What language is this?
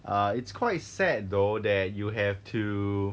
English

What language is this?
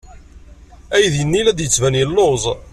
Kabyle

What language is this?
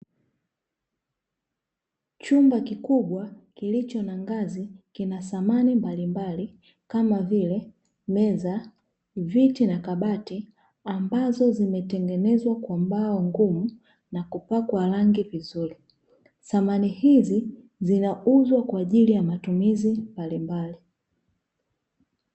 Swahili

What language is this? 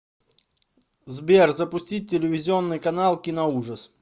Russian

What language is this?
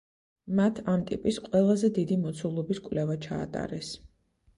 Georgian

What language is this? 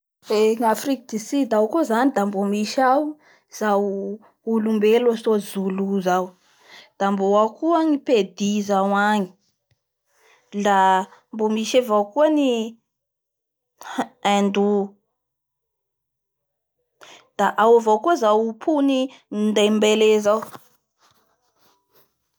Bara Malagasy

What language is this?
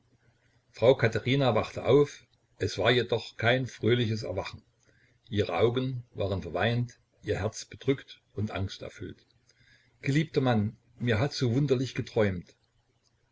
German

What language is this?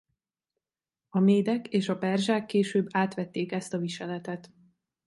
Hungarian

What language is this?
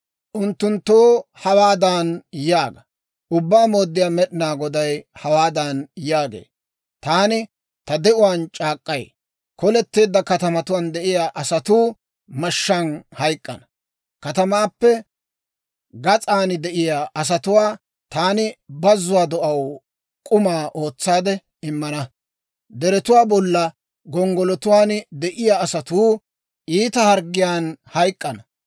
Dawro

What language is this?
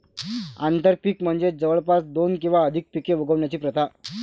Marathi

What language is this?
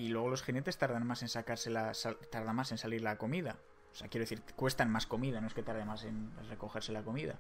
Spanish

